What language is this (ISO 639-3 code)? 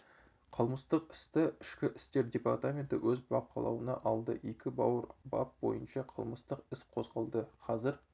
kaz